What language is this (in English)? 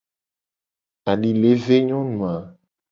Gen